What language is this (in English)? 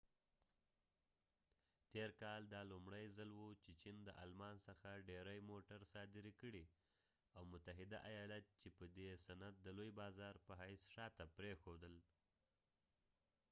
Pashto